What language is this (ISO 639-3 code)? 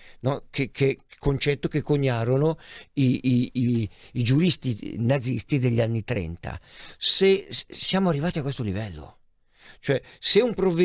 ita